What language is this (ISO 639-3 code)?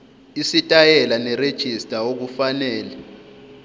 zul